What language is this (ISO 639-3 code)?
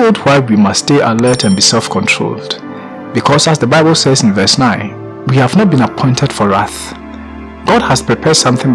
eng